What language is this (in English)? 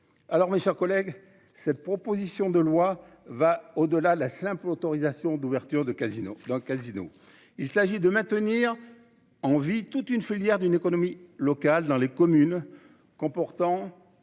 French